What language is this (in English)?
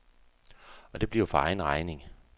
Danish